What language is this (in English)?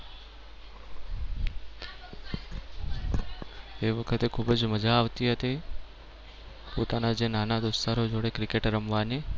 Gujarati